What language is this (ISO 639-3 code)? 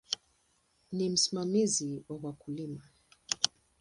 swa